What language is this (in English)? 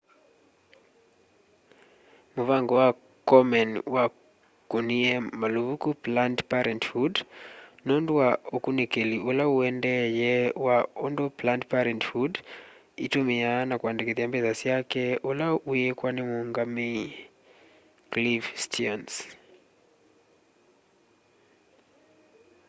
Kamba